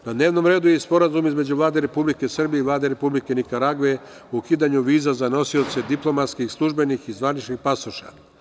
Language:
Serbian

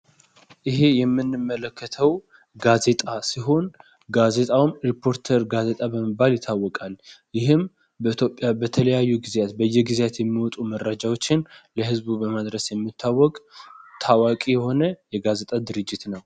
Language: Amharic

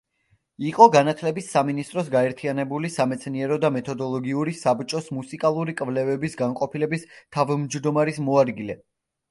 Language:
Georgian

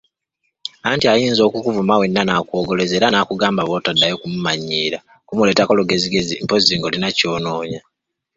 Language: Ganda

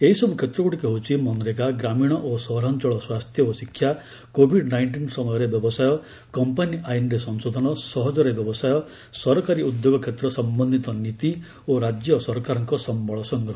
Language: Odia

